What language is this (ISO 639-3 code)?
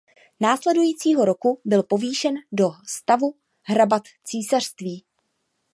ces